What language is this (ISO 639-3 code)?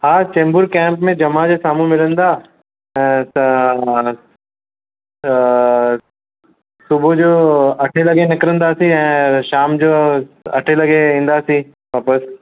snd